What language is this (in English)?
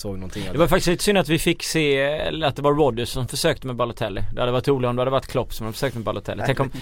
Swedish